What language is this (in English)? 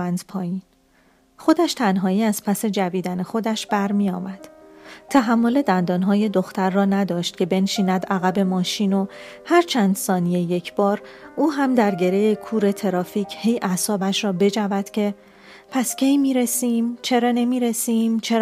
Persian